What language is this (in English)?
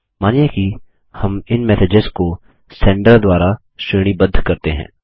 Hindi